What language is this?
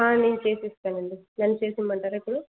Telugu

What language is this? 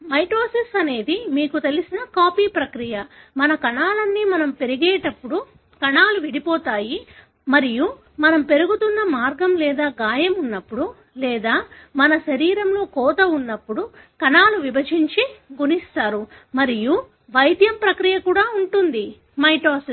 Telugu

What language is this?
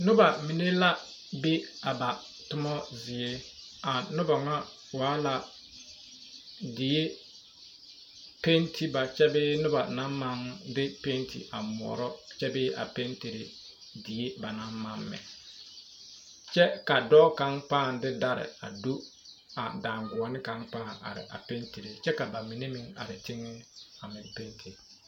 Southern Dagaare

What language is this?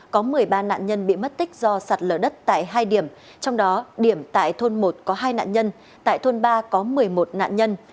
Vietnamese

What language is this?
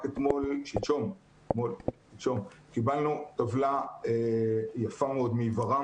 Hebrew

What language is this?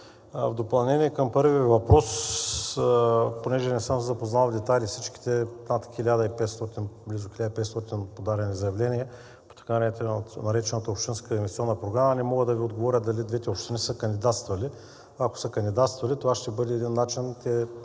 Bulgarian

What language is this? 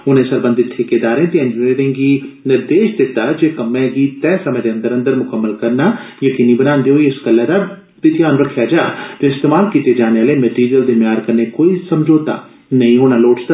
Dogri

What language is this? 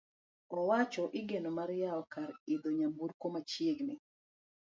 Luo (Kenya and Tanzania)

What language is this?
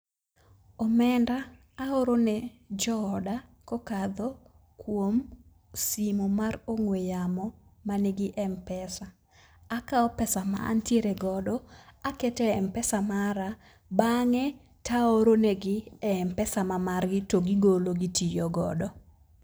Luo (Kenya and Tanzania)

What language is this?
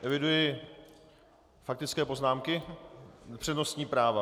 Czech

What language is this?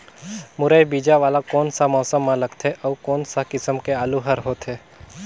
Chhattisgarhi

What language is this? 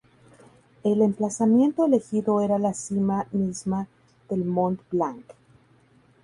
Spanish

